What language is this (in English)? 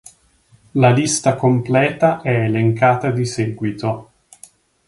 Italian